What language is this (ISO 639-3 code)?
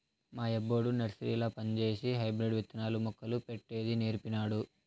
tel